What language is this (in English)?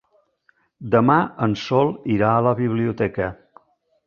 Catalan